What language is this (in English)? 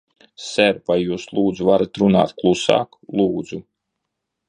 Latvian